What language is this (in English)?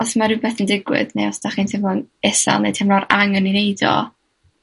Welsh